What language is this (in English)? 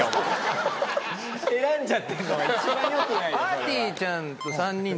Japanese